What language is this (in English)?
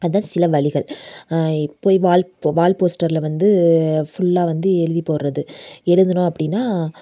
Tamil